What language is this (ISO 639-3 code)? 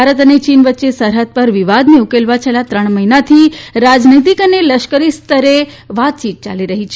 guj